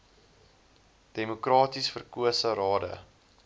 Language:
Afrikaans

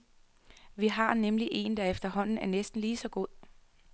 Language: Danish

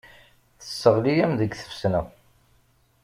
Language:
Kabyle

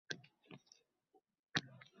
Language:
Uzbek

